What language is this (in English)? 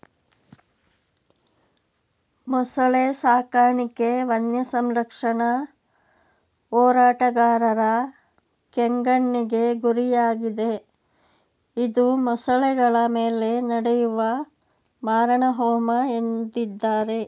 Kannada